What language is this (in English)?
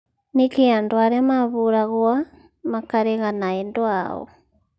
Kikuyu